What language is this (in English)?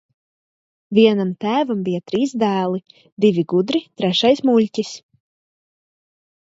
Latvian